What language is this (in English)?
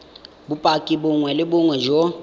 Tswana